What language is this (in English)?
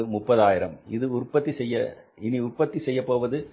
Tamil